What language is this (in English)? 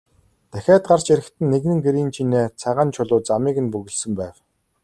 Mongolian